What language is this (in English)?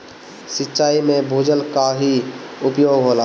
Bhojpuri